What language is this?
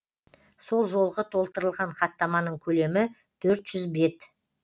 Kazakh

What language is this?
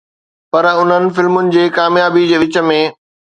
Sindhi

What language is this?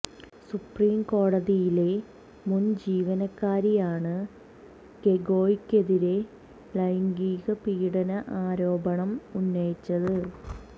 Malayalam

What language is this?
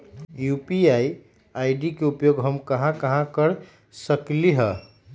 Magahi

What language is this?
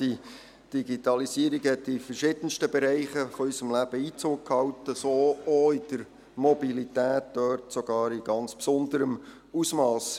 Swiss German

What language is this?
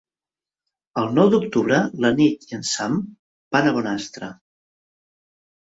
Catalan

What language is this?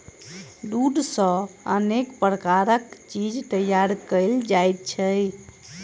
Maithili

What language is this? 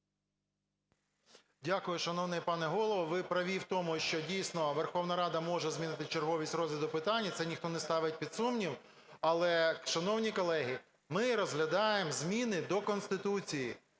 Ukrainian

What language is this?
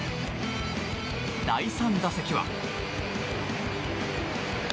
Japanese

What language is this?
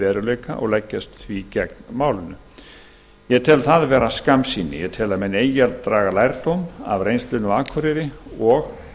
Icelandic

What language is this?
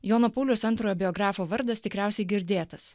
Lithuanian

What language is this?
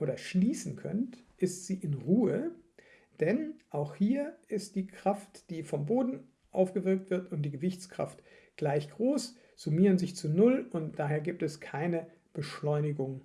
German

